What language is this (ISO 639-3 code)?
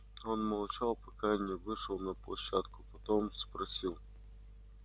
rus